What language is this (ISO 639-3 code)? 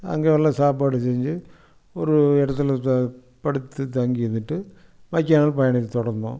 tam